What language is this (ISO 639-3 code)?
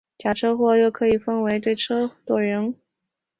zho